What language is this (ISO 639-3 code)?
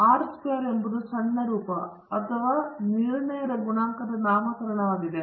kan